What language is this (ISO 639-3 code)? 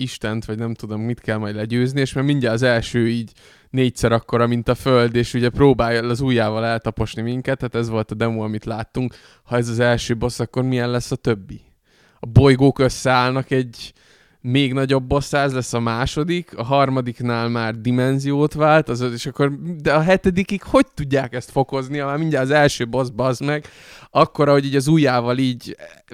hun